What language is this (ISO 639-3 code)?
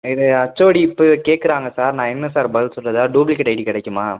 tam